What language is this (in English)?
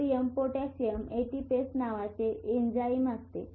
Marathi